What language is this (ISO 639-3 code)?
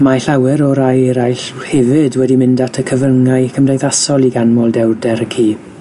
cym